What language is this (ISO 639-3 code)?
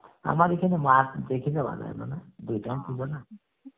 ben